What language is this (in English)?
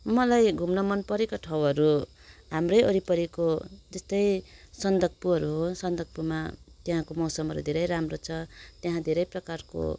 Nepali